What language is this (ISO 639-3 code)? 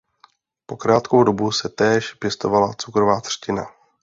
ces